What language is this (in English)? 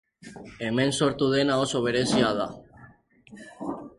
Basque